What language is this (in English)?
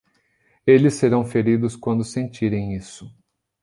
Portuguese